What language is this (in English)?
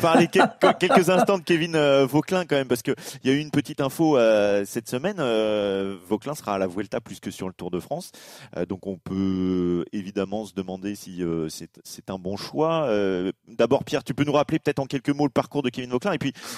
French